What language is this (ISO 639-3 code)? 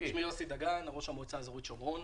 heb